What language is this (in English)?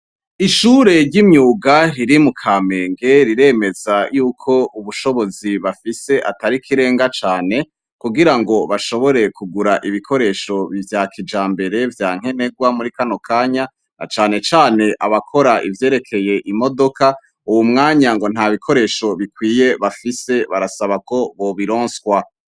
Rundi